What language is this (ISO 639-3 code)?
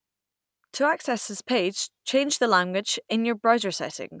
eng